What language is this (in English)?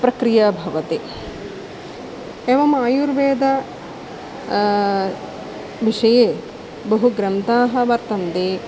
Sanskrit